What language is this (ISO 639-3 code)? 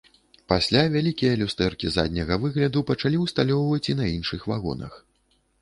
bel